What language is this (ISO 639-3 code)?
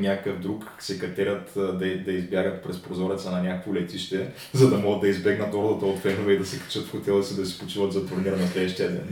bul